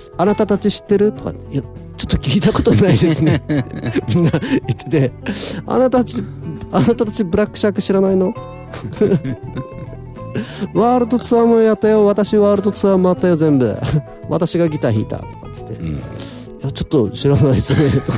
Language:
Japanese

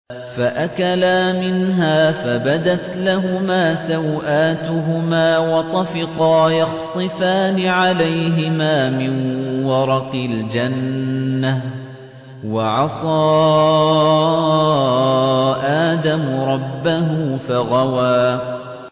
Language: Arabic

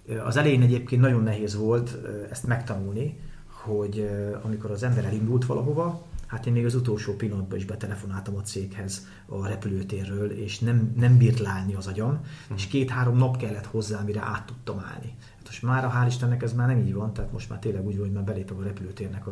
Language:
Hungarian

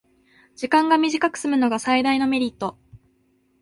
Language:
Japanese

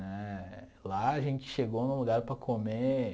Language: Portuguese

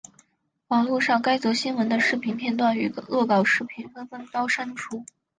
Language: Chinese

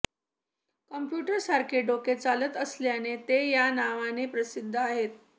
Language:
Marathi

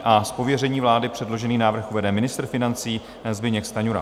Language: Czech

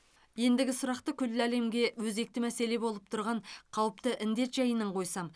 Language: Kazakh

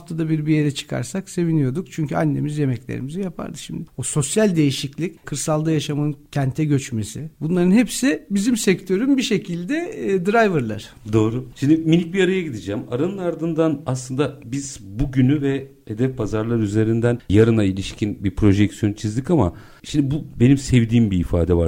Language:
Turkish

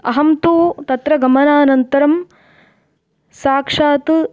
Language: Sanskrit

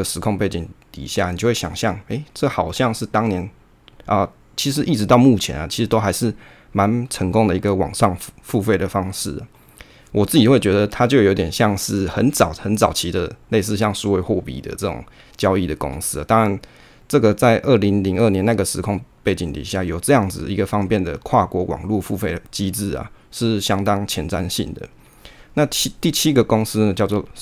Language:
Chinese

